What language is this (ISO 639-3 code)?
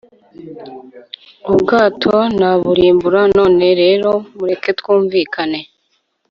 kin